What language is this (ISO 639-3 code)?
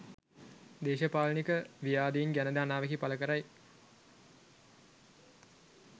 sin